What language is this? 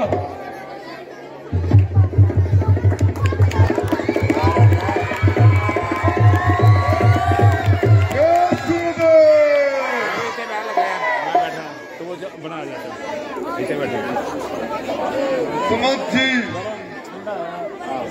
Arabic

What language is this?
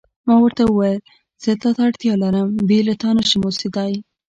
Pashto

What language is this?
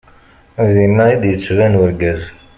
Kabyle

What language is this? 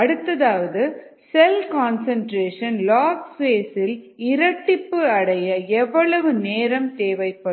Tamil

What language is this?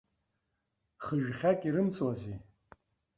Abkhazian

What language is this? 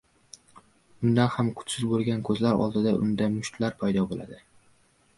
Uzbek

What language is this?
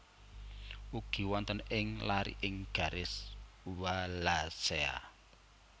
Javanese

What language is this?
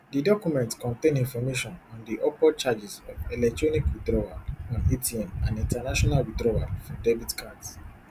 Nigerian Pidgin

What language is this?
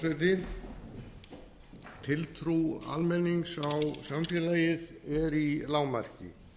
Icelandic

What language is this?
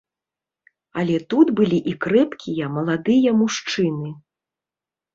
Belarusian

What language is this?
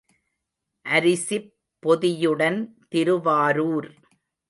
Tamil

